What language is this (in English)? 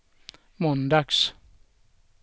Swedish